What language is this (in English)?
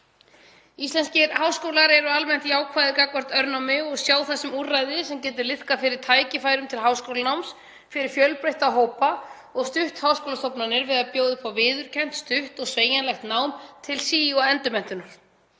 Icelandic